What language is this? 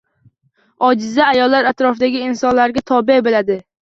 Uzbek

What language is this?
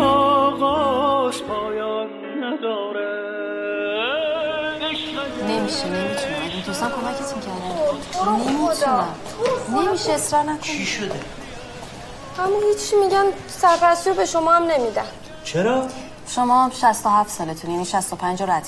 Persian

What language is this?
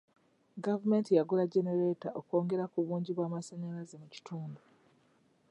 Ganda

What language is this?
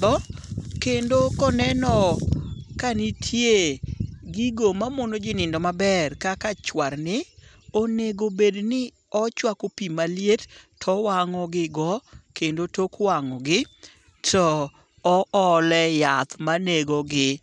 Luo (Kenya and Tanzania)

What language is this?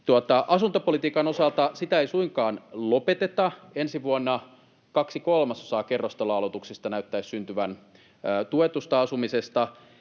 Finnish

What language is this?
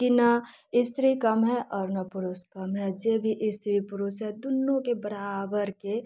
Maithili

